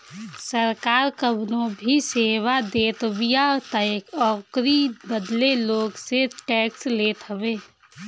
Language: Bhojpuri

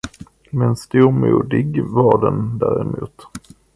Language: Swedish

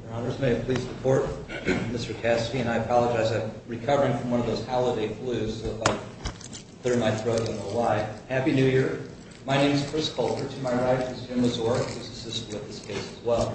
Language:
English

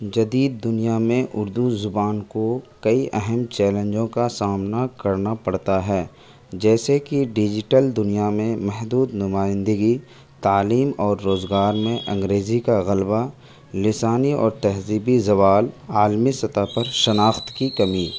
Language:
Urdu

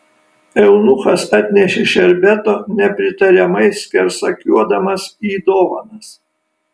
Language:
Lithuanian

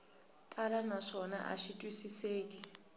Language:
Tsonga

